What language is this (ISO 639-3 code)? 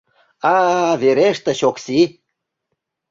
chm